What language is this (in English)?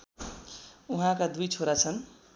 Nepali